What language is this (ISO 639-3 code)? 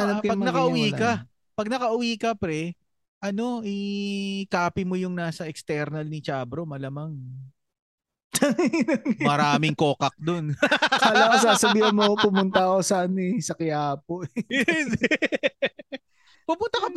fil